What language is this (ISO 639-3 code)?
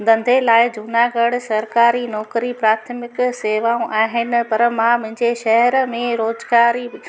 snd